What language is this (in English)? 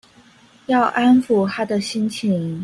Chinese